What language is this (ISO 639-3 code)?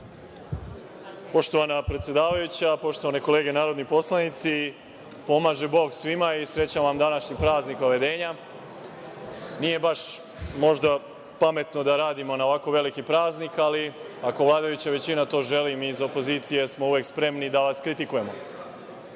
srp